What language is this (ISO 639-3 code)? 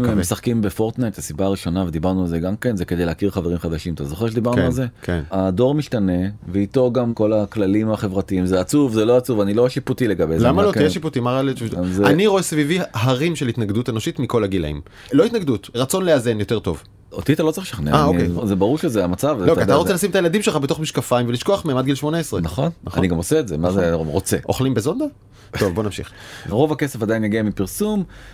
heb